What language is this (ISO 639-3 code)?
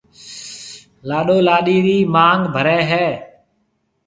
mve